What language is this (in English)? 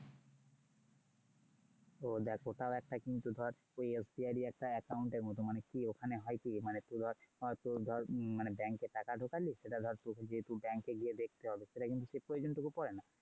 Bangla